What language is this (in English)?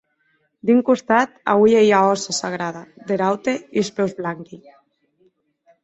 Occitan